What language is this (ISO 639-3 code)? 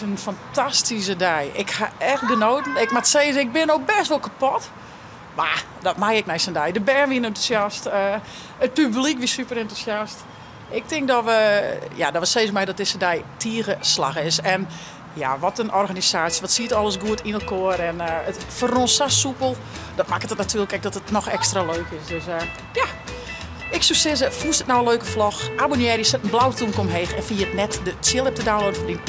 nld